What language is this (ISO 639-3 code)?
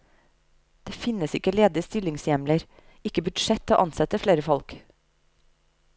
nor